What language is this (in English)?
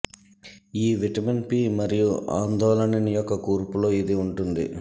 Telugu